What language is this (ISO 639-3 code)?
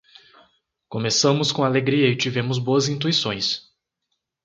por